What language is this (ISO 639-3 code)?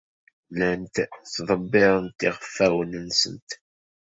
kab